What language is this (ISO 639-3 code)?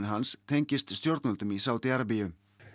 isl